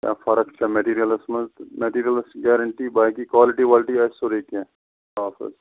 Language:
Kashmiri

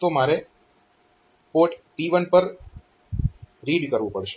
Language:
Gujarati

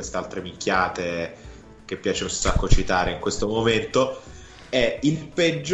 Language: Italian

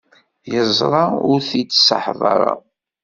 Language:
Kabyle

